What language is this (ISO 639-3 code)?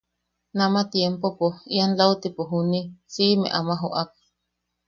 yaq